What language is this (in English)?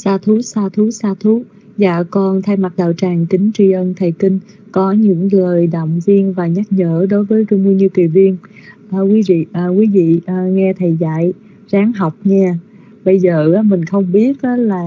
Vietnamese